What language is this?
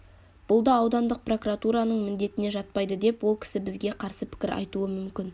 Kazakh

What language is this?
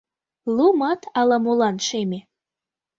Mari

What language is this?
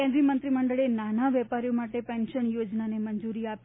Gujarati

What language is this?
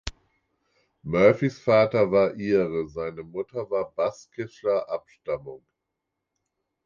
German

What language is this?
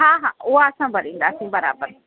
Sindhi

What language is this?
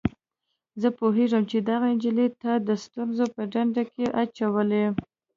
Pashto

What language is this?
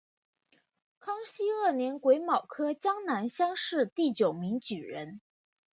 Chinese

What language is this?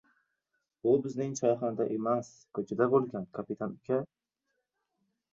Uzbek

